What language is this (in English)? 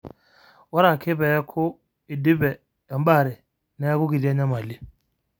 Masai